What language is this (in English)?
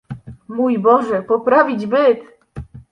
Polish